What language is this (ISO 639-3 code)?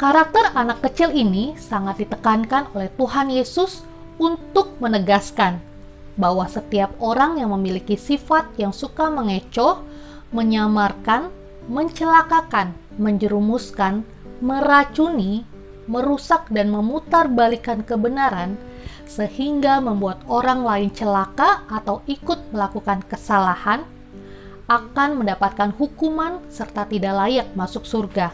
ind